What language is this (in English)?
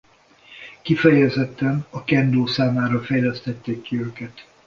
Hungarian